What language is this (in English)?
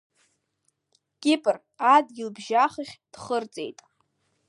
Abkhazian